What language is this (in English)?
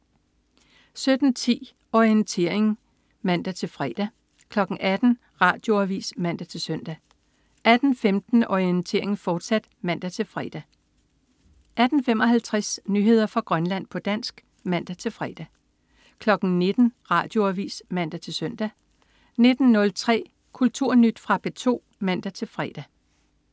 Danish